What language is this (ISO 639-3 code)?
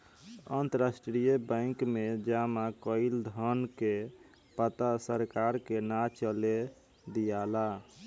bho